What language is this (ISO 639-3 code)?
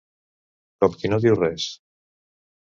cat